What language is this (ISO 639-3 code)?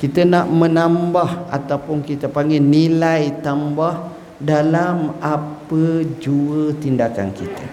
msa